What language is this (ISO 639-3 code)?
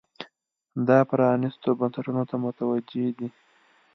pus